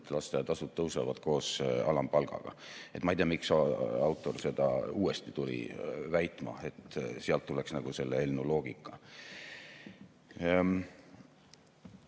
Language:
Estonian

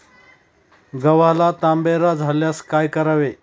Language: Marathi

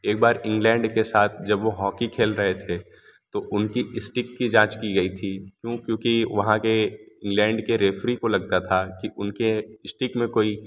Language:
Hindi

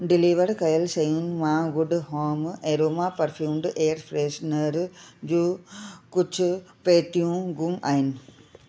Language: Sindhi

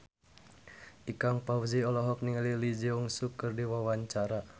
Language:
Sundanese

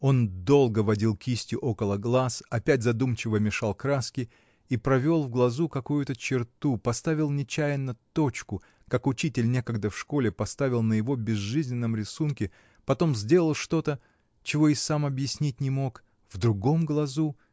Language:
Russian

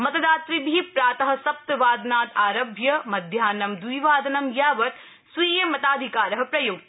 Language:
Sanskrit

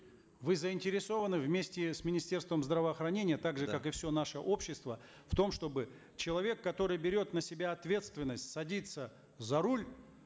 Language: Kazakh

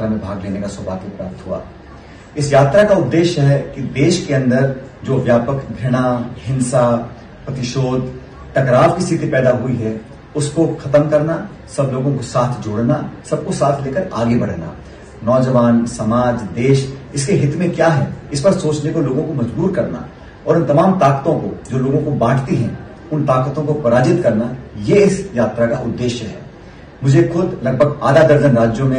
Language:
Hindi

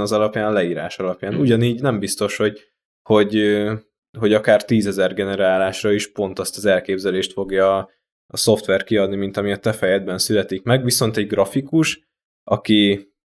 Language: Hungarian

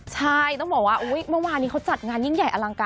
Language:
Thai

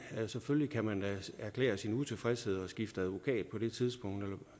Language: Danish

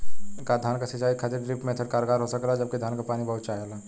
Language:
Bhojpuri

